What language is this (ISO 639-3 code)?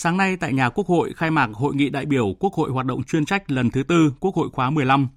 vie